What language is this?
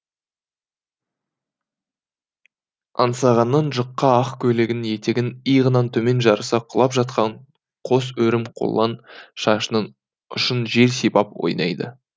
Kazakh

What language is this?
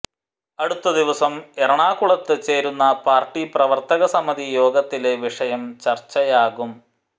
Malayalam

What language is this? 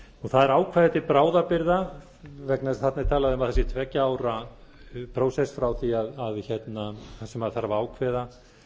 Icelandic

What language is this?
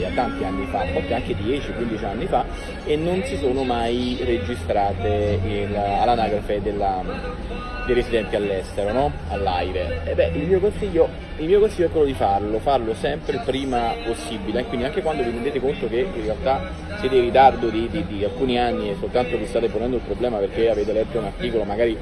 Italian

